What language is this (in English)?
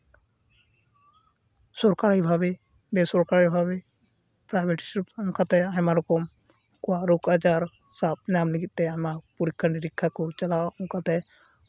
Santali